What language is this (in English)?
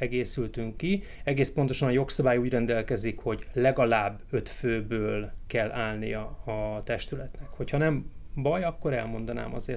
Hungarian